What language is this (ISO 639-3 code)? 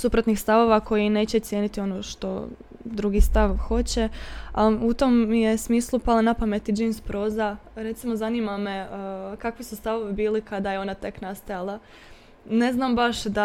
hrv